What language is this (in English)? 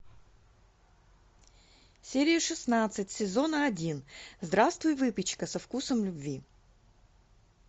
Russian